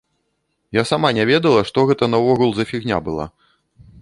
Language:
Belarusian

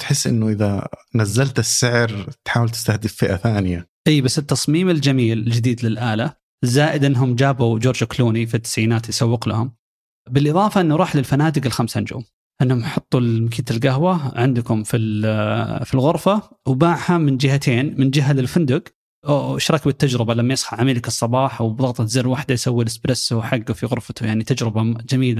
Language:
Arabic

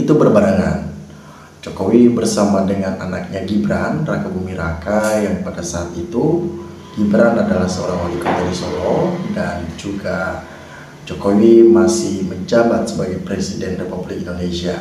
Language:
Indonesian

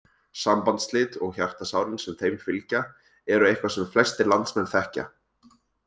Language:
Icelandic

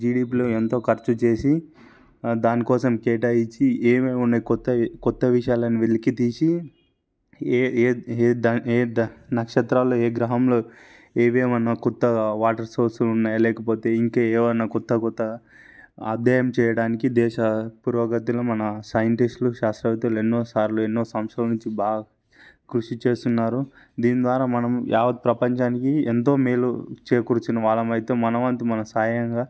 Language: Telugu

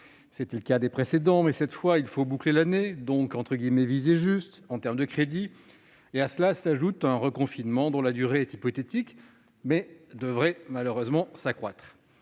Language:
French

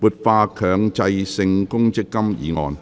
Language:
Cantonese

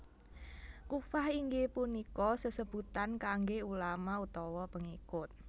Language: Javanese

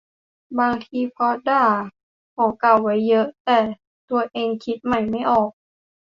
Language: Thai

